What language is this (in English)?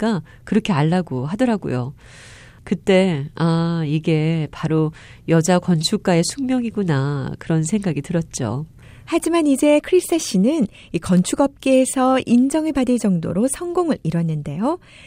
Korean